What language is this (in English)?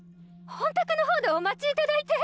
Japanese